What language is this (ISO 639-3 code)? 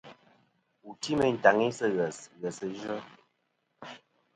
bkm